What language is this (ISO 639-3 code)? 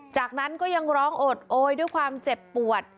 tha